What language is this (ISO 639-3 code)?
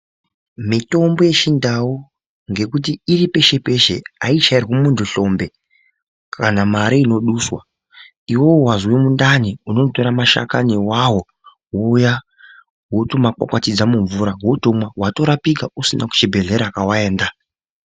ndc